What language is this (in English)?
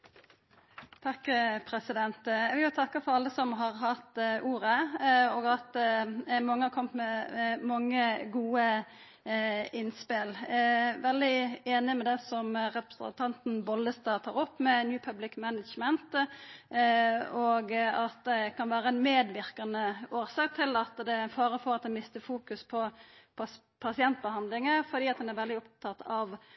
Norwegian